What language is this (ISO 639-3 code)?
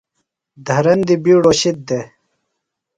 phl